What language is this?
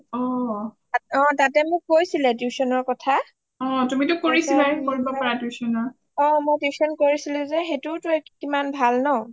Assamese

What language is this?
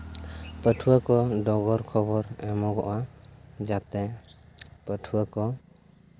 Santali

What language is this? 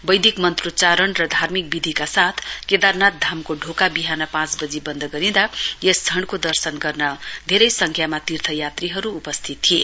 Nepali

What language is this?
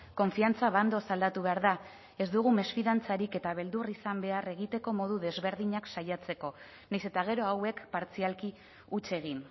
Basque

